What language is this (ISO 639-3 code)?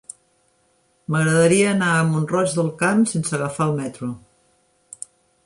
cat